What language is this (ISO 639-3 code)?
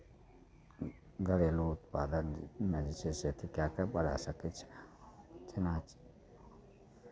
mai